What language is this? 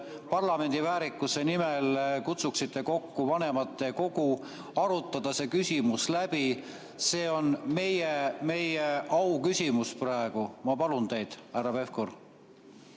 Estonian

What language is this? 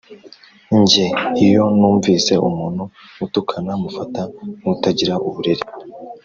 Kinyarwanda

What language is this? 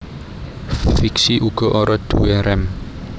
Javanese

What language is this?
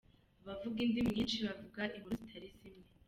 Kinyarwanda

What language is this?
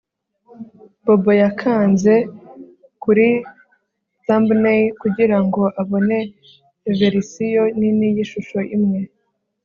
Kinyarwanda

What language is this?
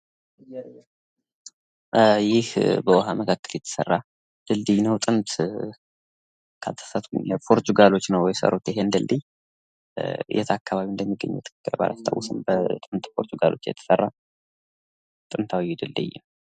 Amharic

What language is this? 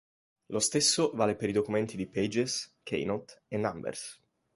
Italian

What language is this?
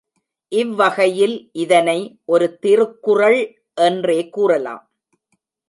Tamil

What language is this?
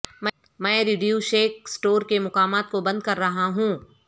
Urdu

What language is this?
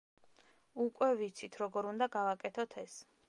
Georgian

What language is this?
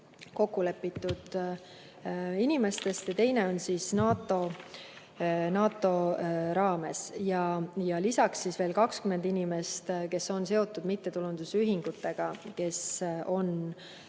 Estonian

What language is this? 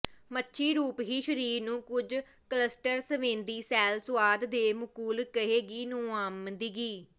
Punjabi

